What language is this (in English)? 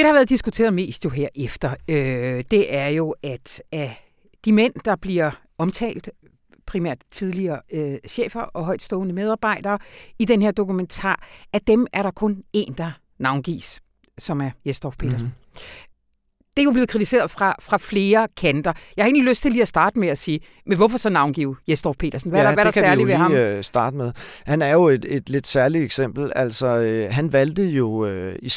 Danish